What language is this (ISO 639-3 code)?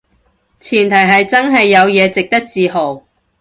yue